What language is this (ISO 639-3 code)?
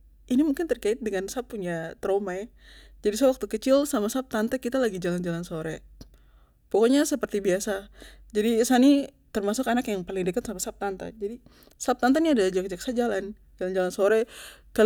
pmy